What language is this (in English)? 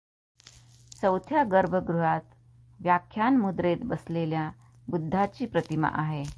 Marathi